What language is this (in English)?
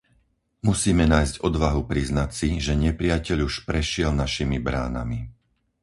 Slovak